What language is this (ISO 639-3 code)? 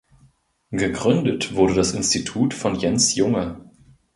deu